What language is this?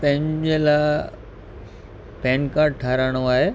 Sindhi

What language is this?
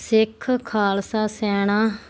Punjabi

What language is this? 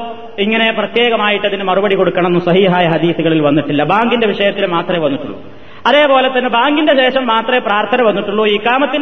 Malayalam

